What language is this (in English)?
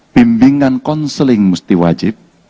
Indonesian